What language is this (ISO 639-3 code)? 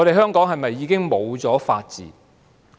yue